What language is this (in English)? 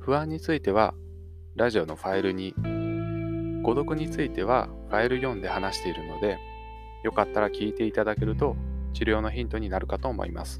Japanese